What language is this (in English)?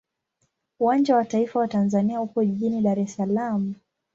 Swahili